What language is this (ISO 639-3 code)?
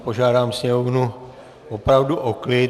ces